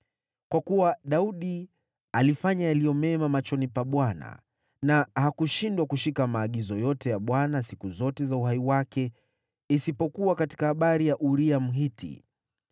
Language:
Swahili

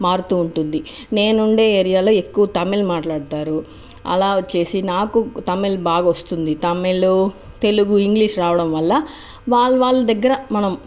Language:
Telugu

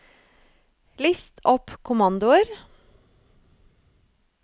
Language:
Norwegian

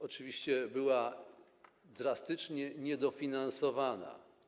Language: Polish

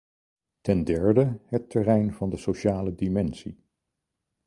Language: Dutch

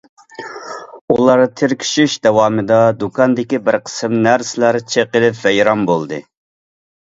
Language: Uyghur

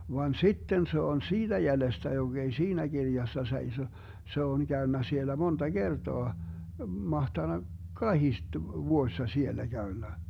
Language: Finnish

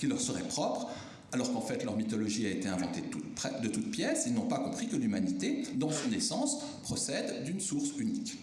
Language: French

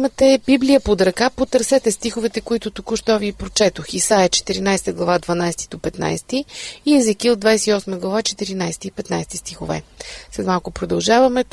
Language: Bulgarian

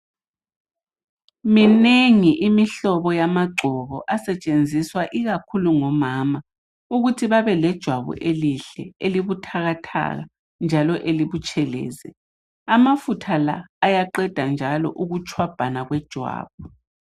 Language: North Ndebele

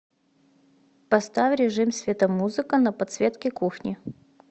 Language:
Russian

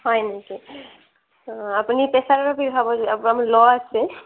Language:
Assamese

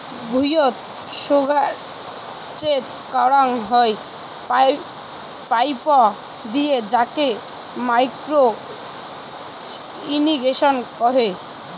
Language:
Bangla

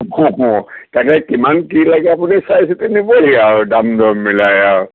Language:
Assamese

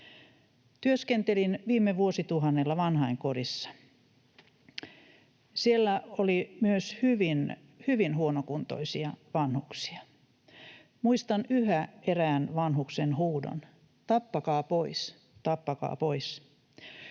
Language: Finnish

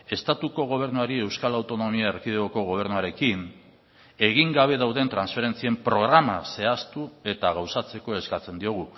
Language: Basque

